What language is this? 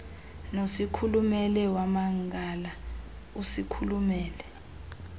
Xhosa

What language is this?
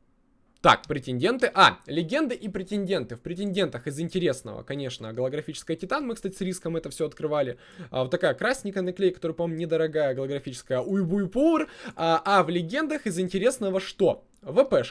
Russian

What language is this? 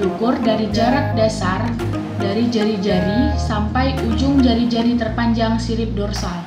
Indonesian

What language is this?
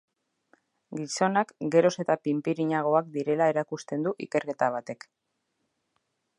Basque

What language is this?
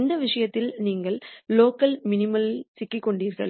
Tamil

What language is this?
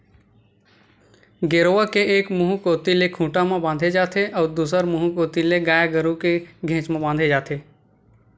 Chhattisgarhi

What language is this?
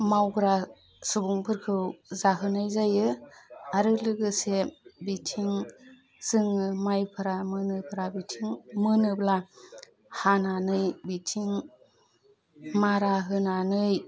Bodo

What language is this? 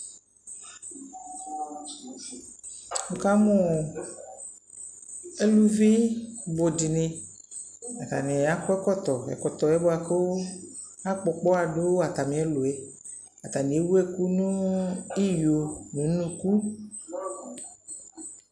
Ikposo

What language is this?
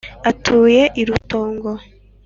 Kinyarwanda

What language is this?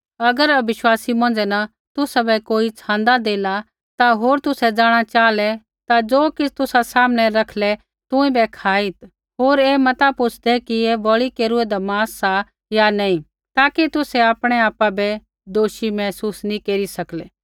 Kullu Pahari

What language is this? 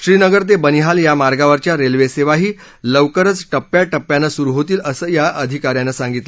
Marathi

